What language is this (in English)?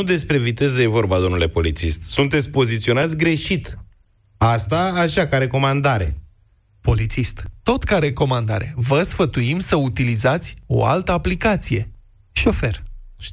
Romanian